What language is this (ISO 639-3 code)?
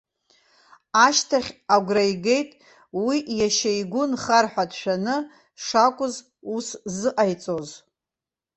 abk